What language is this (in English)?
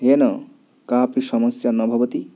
Sanskrit